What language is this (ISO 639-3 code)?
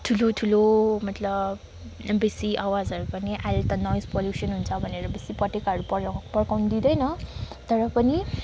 nep